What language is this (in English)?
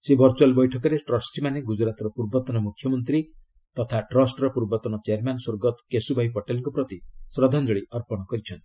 Odia